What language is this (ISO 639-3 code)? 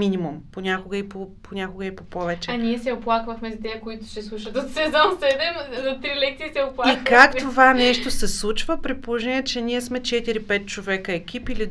bul